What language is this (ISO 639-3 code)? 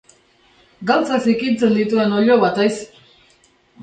eus